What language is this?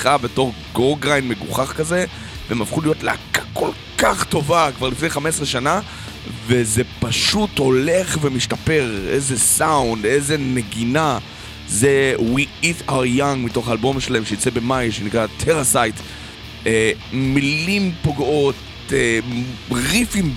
Hebrew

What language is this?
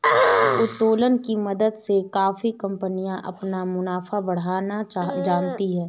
Hindi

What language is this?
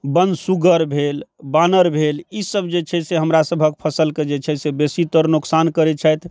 Maithili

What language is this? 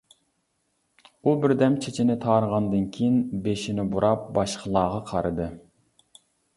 Uyghur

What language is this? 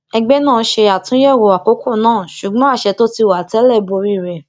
Yoruba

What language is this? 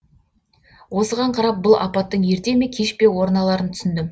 Kazakh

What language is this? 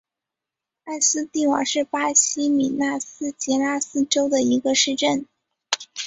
Chinese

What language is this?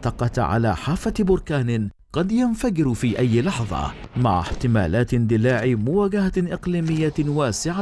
Arabic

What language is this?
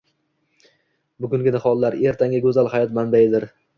Uzbek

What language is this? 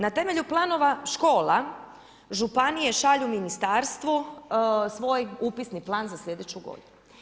Croatian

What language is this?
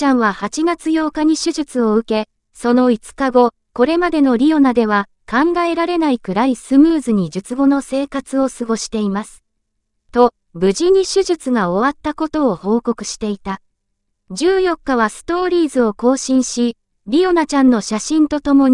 Japanese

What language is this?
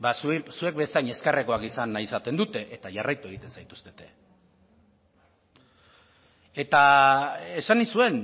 Basque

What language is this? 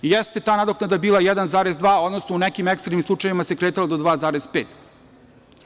Serbian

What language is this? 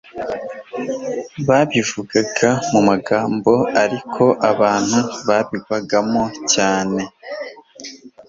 Kinyarwanda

